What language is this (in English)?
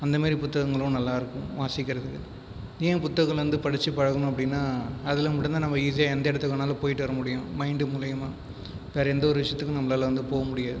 Tamil